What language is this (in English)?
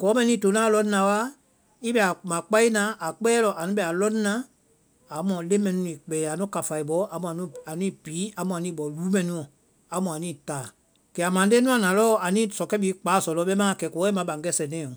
Vai